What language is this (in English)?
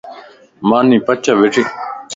Lasi